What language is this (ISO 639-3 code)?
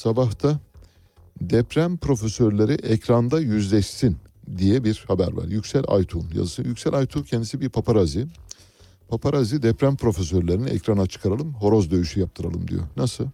tur